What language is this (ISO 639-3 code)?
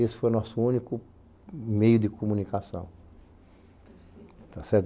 por